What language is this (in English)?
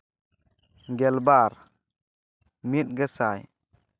Santali